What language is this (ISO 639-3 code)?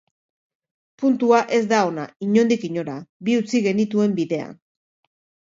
eus